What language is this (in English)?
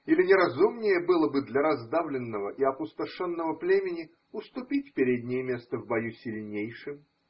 Russian